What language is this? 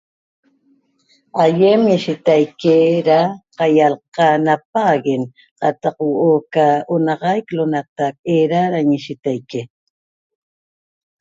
Toba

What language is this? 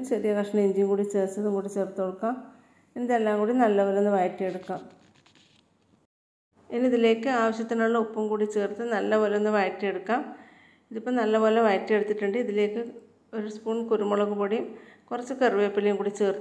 Malayalam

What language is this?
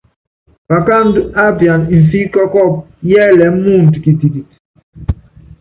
Yangben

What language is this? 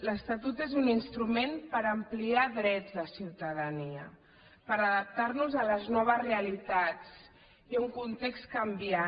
Catalan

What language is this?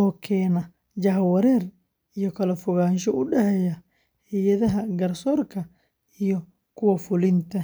Somali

